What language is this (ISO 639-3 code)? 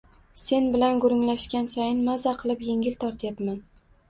uzb